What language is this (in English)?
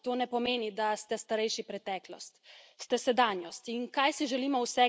Slovenian